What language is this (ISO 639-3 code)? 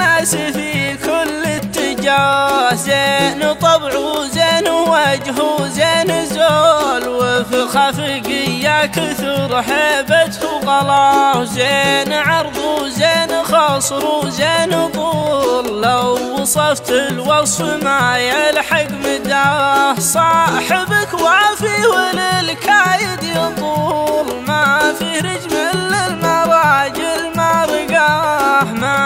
ara